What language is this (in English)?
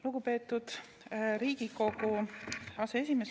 Estonian